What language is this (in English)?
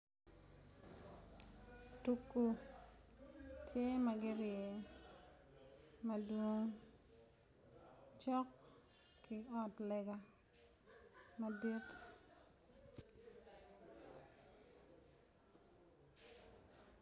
Acoli